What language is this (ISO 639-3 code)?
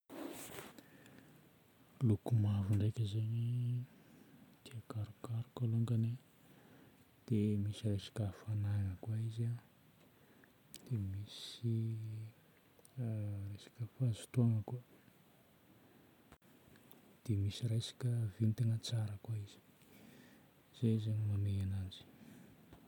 bmm